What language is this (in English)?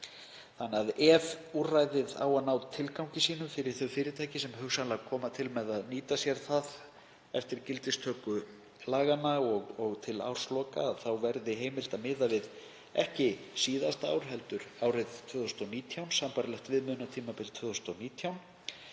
Icelandic